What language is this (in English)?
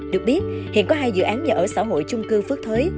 Vietnamese